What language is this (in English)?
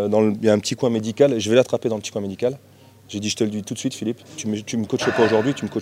French